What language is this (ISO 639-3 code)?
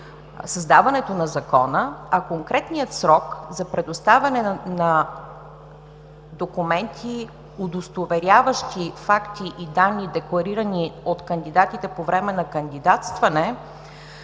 bul